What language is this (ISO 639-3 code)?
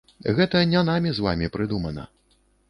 bel